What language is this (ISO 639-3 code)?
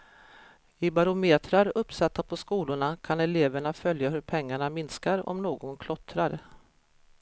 swe